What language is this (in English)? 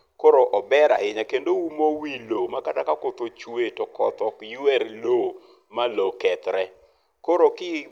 Luo (Kenya and Tanzania)